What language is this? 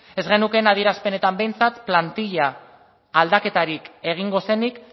Basque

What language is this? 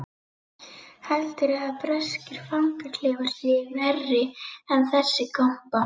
Icelandic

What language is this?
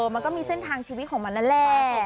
Thai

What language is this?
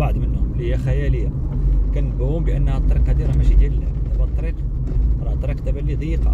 Arabic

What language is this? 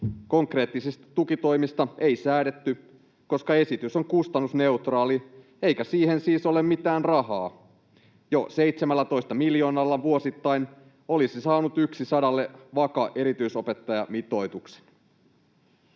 Finnish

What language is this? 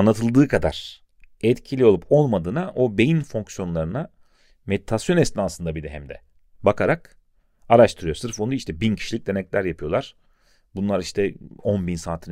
Turkish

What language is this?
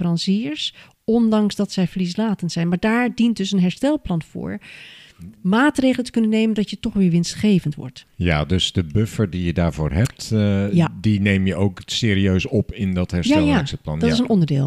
Dutch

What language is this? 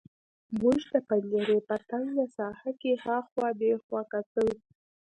Pashto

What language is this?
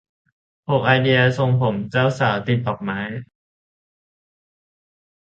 Thai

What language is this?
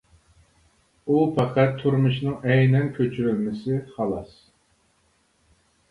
Uyghur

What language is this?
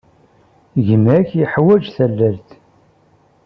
Kabyle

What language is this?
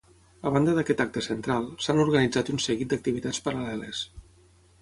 Catalan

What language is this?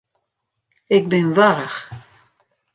Western Frisian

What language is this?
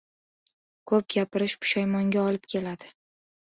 Uzbek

